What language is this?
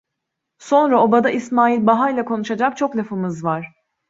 Turkish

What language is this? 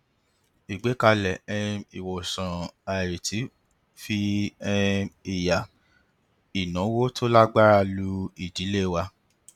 Yoruba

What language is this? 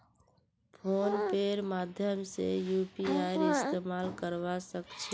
Magahi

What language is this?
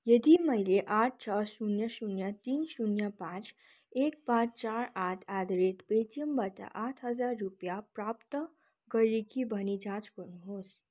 Nepali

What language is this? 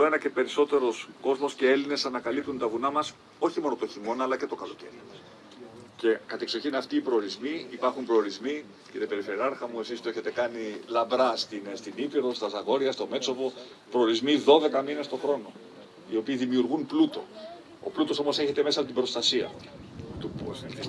Greek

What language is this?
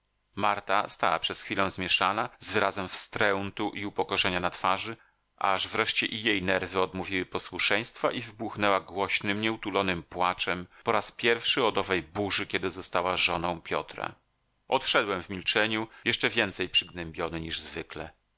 Polish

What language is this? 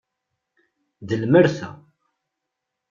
Kabyle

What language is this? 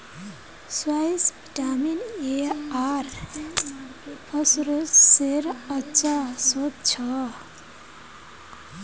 Magahi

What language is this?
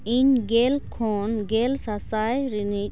Santali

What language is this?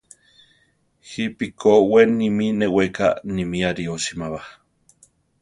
Central Tarahumara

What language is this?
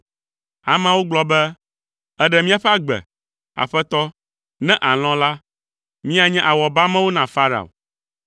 Ewe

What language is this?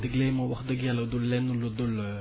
Wolof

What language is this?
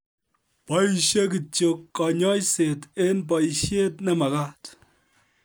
Kalenjin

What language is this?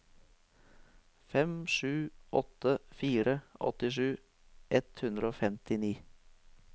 Norwegian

